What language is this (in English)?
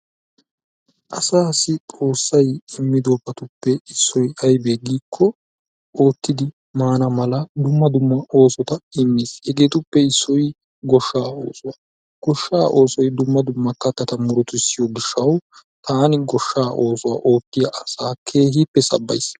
Wolaytta